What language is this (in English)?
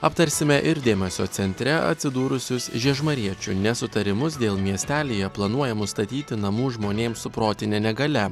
Lithuanian